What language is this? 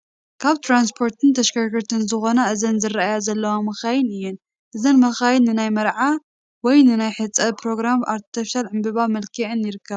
Tigrinya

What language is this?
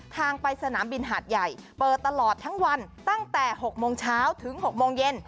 Thai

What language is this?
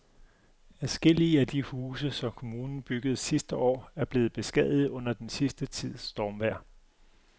Danish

